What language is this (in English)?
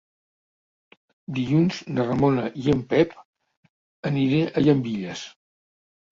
Catalan